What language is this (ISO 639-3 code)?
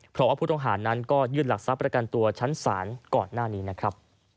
tha